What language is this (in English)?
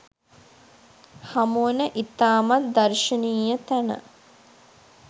Sinhala